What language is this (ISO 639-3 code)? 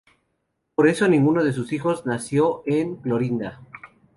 spa